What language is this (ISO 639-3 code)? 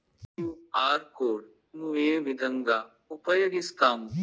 tel